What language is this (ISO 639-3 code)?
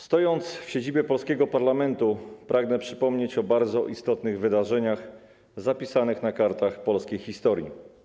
pol